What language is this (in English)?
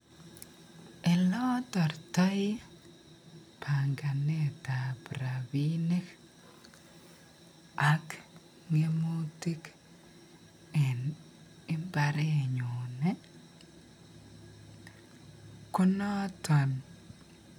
Kalenjin